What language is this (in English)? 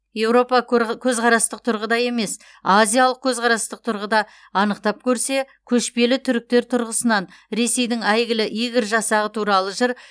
Kazakh